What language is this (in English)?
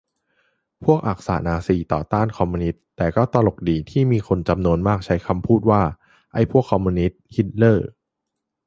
Thai